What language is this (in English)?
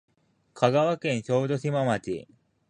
Japanese